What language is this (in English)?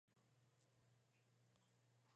Chinese